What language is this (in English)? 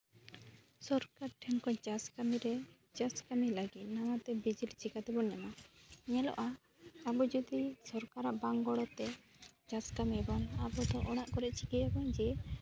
Santali